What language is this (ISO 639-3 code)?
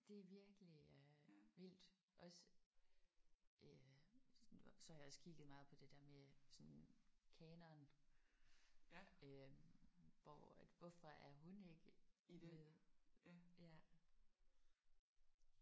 dan